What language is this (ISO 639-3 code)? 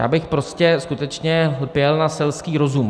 ces